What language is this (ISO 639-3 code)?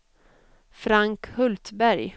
swe